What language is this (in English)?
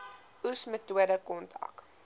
Afrikaans